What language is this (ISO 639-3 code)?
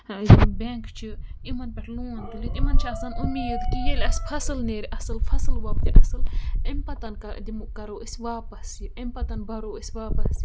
kas